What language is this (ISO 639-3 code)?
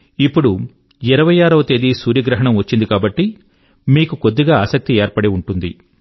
tel